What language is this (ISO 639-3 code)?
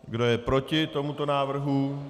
ces